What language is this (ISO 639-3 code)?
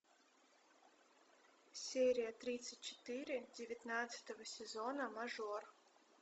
rus